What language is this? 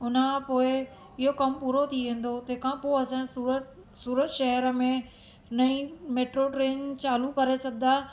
Sindhi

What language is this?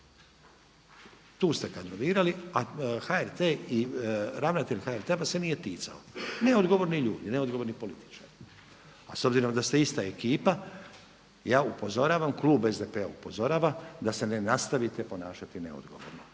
Croatian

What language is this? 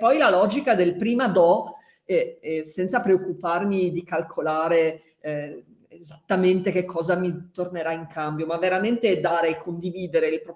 Italian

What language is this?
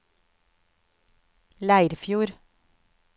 Norwegian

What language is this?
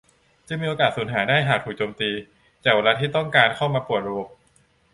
Thai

